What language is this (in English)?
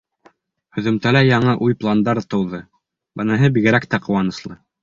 Bashkir